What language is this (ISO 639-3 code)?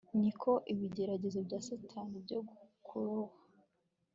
kin